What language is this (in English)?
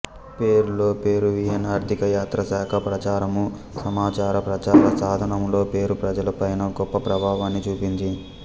Telugu